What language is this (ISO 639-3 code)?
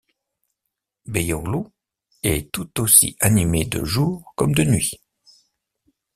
fra